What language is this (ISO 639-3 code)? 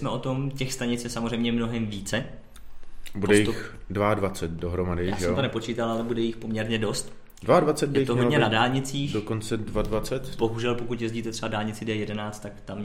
ces